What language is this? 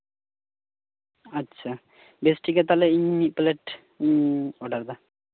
Santali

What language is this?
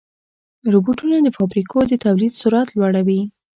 Pashto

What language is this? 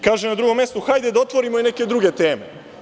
Serbian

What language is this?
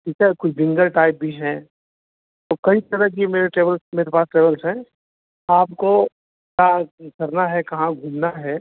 Hindi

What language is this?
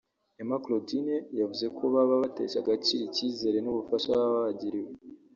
Kinyarwanda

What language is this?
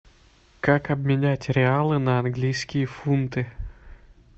Russian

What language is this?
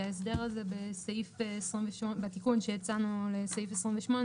Hebrew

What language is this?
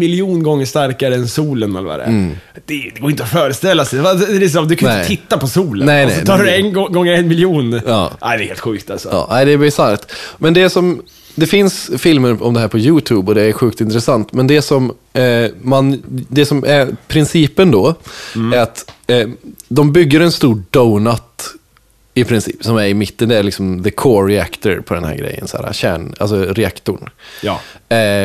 Swedish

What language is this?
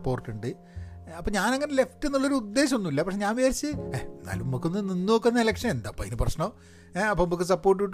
Malayalam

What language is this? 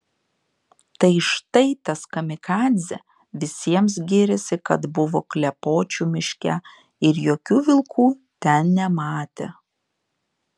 Lithuanian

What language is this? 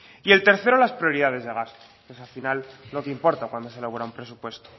Spanish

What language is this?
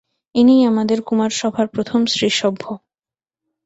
Bangla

